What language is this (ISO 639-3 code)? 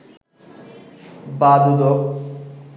ben